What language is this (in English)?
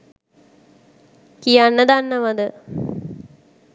Sinhala